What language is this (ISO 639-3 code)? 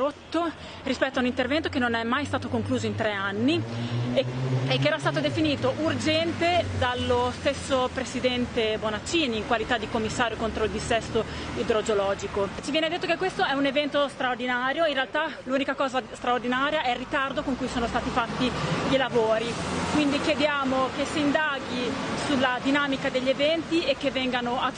ita